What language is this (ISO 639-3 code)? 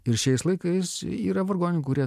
lit